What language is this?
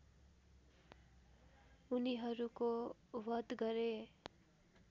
Nepali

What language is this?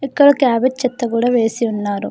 Telugu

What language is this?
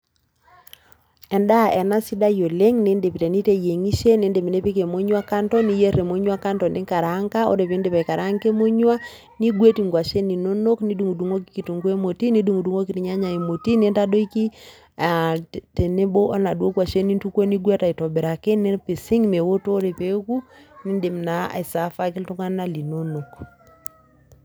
Masai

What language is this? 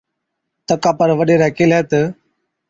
Od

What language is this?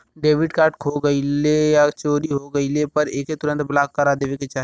Bhojpuri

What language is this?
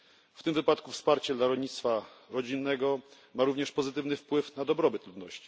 Polish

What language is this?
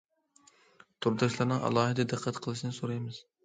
Uyghur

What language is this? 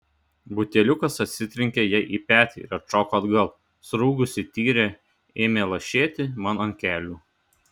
Lithuanian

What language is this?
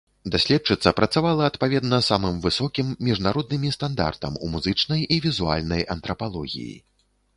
Belarusian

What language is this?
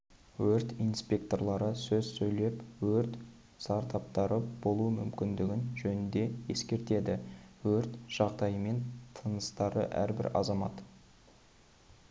Kazakh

